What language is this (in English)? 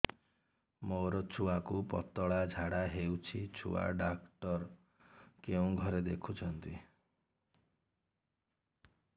Odia